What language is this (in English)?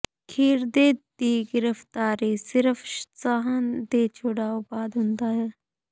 Punjabi